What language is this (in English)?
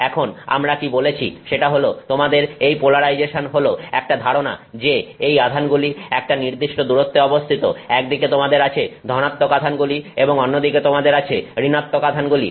Bangla